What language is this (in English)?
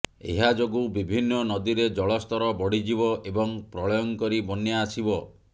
Odia